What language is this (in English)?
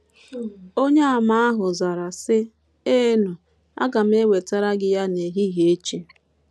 Igbo